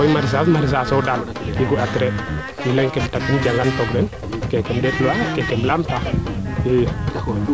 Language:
Serer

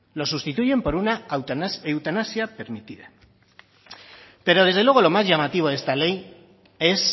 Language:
Spanish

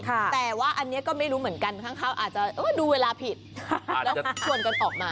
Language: Thai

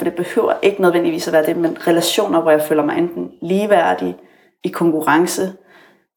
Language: Danish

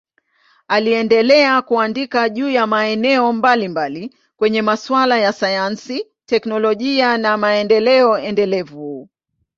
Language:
Swahili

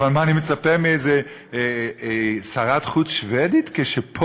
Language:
Hebrew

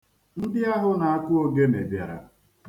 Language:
Igbo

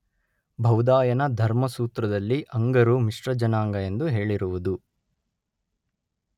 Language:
Kannada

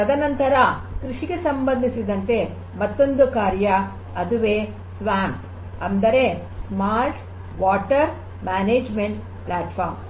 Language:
Kannada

